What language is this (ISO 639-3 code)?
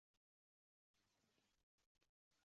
uzb